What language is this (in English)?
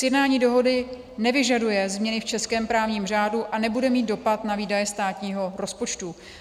Czech